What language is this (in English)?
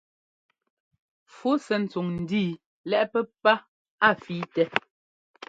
Ngomba